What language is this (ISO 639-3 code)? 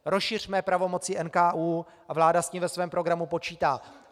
ces